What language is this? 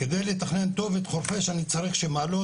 Hebrew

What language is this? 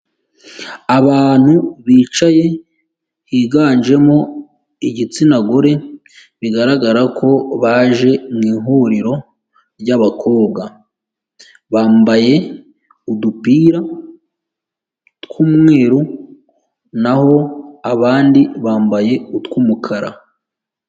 Kinyarwanda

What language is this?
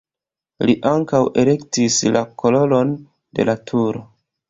Esperanto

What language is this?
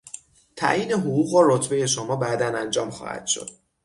Persian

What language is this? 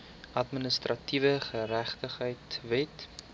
Afrikaans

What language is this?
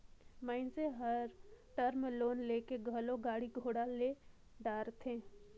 Chhattisgarhi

